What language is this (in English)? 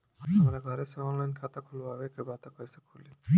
Bhojpuri